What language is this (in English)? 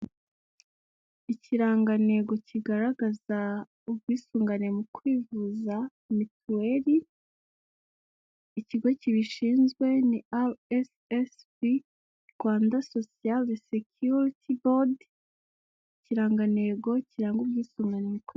Kinyarwanda